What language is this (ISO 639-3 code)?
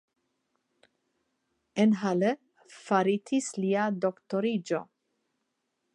epo